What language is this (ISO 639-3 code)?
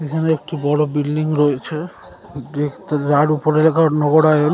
ben